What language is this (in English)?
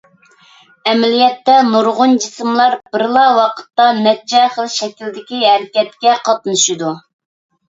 Uyghur